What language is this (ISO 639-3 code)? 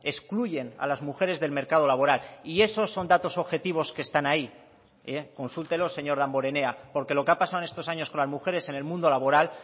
spa